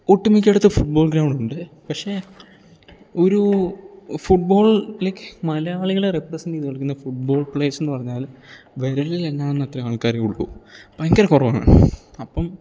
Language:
Malayalam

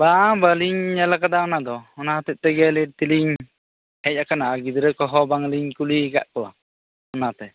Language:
Santali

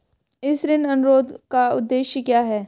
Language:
Hindi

